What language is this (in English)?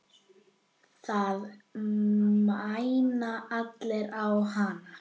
Icelandic